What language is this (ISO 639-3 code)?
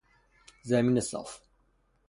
fas